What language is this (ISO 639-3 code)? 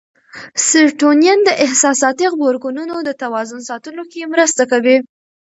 pus